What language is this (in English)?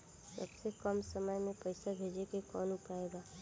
Bhojpuri